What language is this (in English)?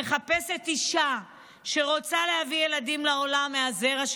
Hebrew